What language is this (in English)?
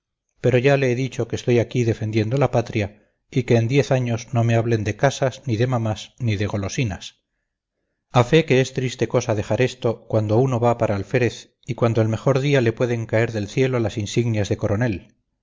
Spanish